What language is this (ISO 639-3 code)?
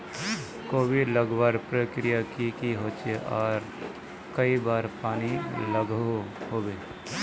mag